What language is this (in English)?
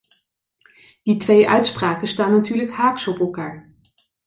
Dutch